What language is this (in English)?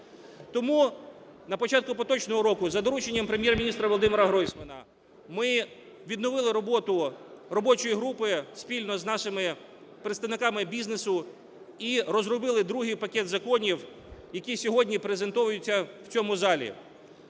Ukrainian